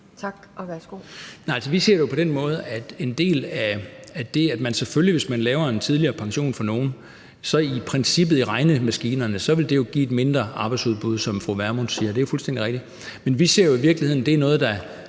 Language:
Danish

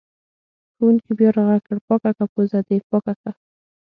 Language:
Pashto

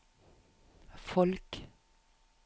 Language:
Norwegian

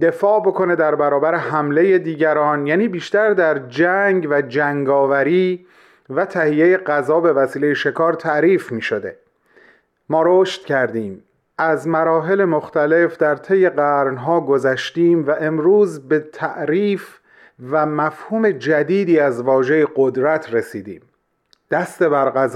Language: Persian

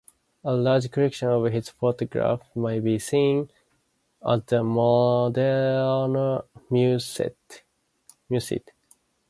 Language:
English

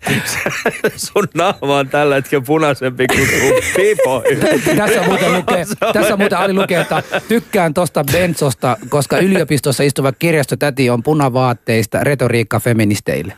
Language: Finnish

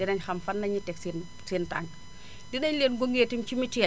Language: Wolof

